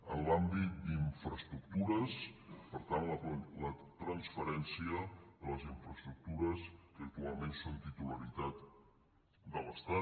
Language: Catalan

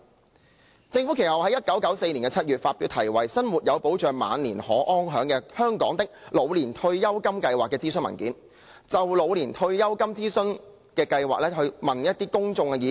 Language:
Cantonese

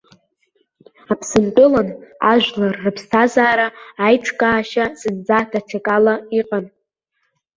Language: Abkhazian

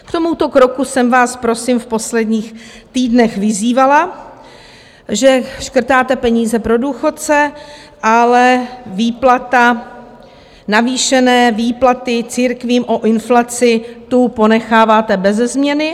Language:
Czech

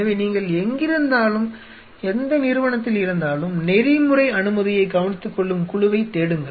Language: Tamil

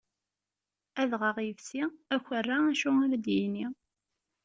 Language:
Kabyle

